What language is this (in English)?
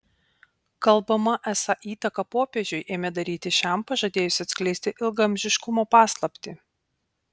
Lithuanian